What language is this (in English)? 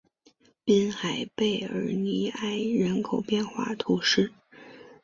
Chinese